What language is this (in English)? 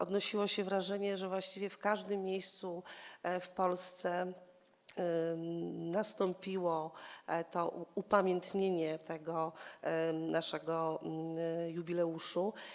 Polish